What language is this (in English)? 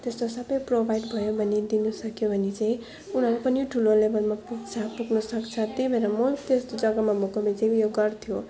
Nepali